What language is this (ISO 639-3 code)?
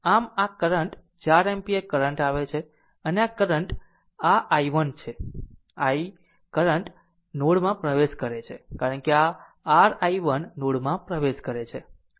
guj